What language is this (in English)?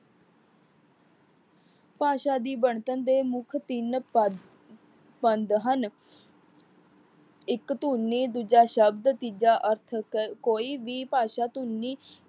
Punjabi